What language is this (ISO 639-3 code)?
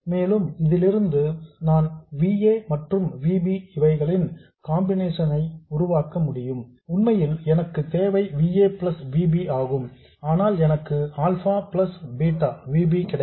tam